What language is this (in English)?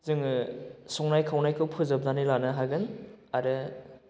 Bodo